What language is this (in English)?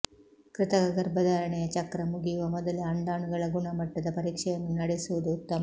Kannada